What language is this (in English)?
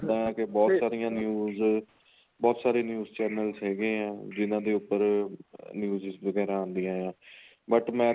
Punjabi